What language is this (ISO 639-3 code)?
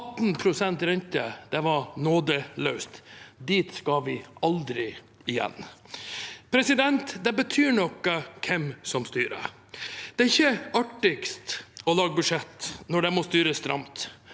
nor